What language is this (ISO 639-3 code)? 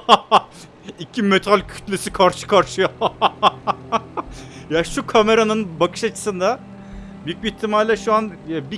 tur